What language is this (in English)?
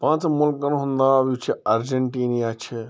Kashmiri